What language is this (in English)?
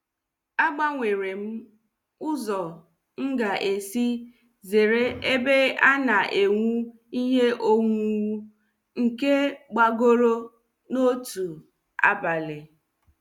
Igbo